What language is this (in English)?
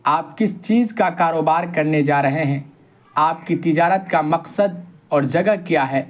Urdu